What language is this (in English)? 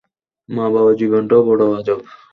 Bangla